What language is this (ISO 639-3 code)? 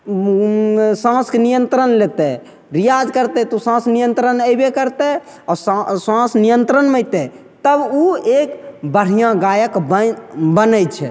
mai